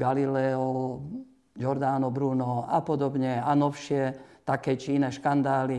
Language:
Slovak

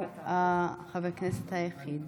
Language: Hebrew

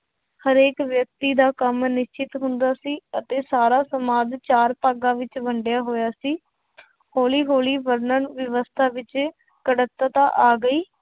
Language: Punjabi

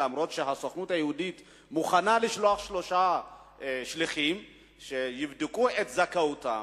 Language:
Hebrew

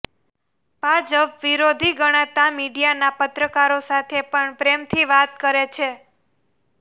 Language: Gujarati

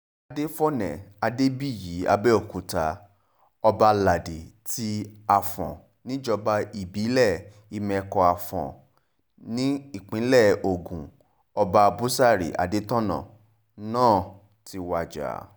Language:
Yoruba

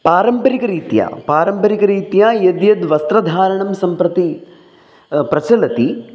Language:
Sanskrit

